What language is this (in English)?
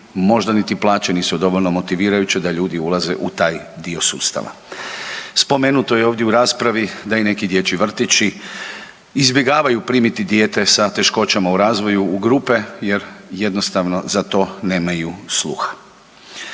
Croatian